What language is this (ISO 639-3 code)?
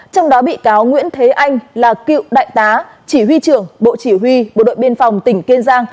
vie